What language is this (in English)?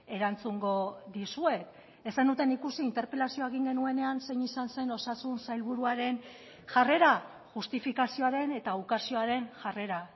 Basque